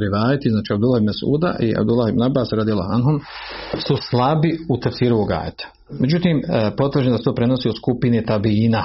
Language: Croatian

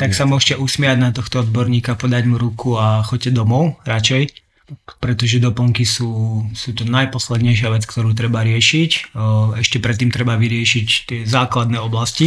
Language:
Slovak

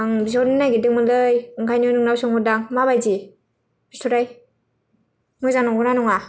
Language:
Bodo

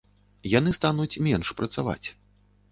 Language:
Belarusian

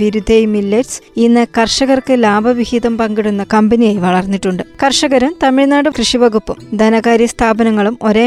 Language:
Malayalam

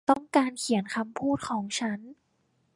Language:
Thai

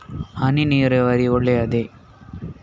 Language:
Kannada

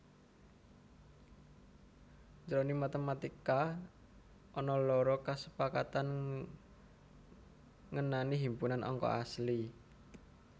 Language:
Javanese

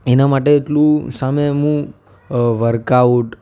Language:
Gujarati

